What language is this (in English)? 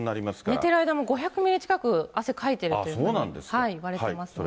Japanese